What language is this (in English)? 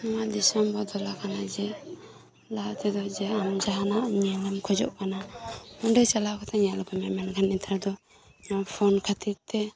Santali